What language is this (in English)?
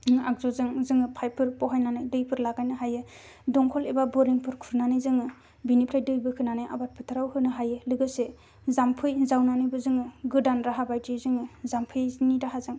Bodo